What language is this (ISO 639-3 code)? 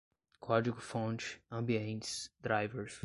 por